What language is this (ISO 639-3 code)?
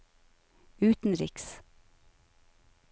nor